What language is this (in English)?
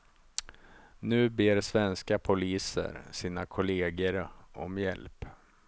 Swedish